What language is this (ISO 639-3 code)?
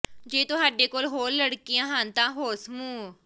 pan